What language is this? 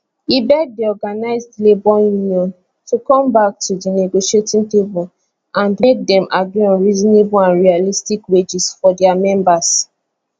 Nigerian Pidgin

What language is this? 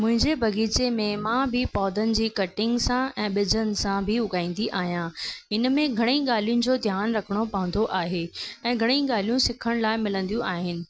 Sindhi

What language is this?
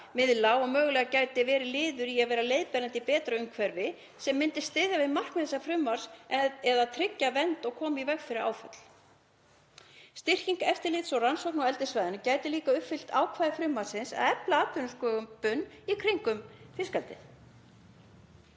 Icelandic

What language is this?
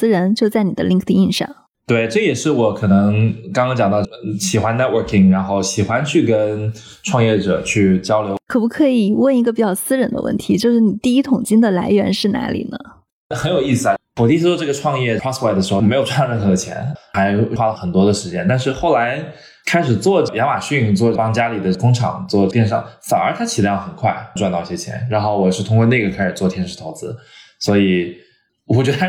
Chinese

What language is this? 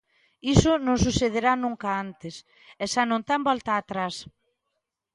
Galician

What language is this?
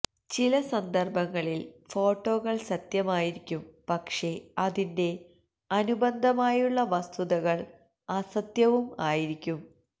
Malayalam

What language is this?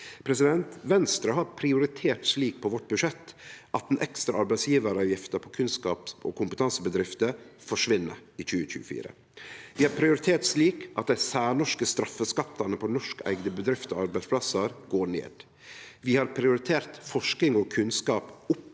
Norwegian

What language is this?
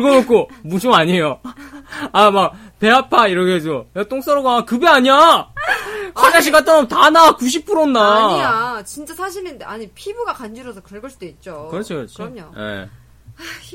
Korean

